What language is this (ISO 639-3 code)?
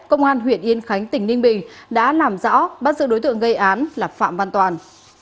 vie